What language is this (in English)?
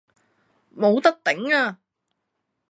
Cantonese